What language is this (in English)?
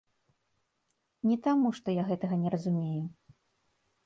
Belarusian